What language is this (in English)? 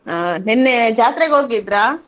Kannada